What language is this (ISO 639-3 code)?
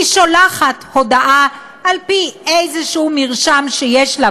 heb